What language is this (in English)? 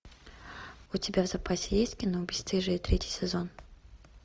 Russian